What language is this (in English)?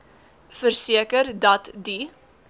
Afrikaans